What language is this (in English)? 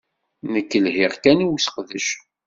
Kabyle